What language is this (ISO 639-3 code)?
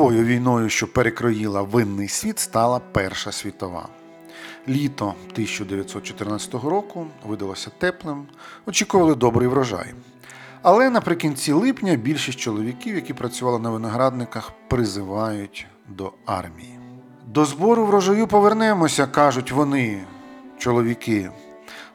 ukr